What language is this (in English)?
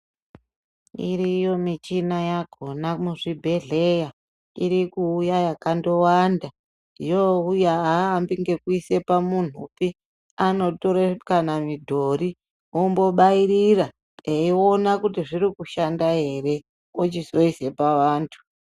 Ndau